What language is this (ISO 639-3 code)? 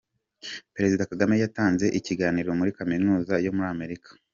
kin